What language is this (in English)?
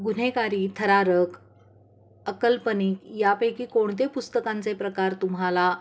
Marathi